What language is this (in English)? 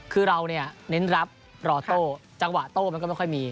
Thai